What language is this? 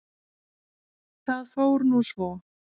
Icelandic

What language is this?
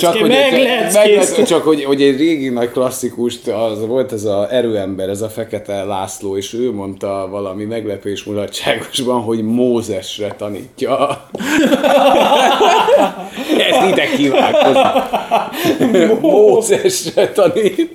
Hungarian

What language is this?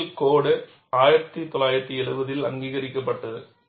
Tamil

